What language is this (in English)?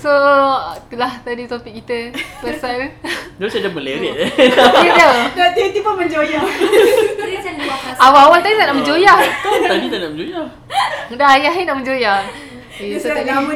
Malay